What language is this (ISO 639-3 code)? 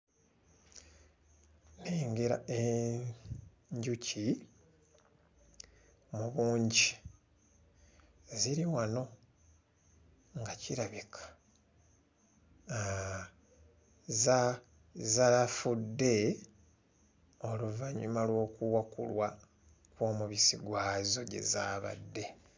lug